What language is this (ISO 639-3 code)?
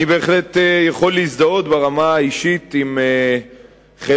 heb